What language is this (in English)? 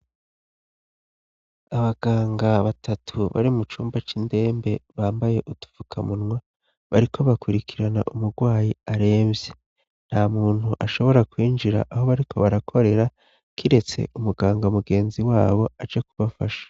Rundi